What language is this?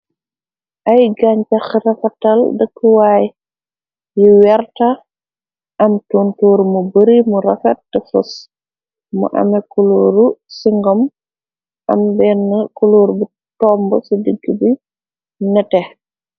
Wolof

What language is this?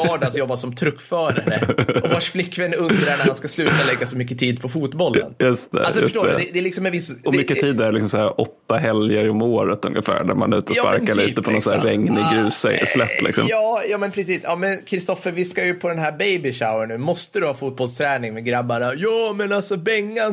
Swedish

